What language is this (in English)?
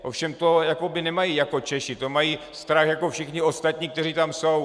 Czech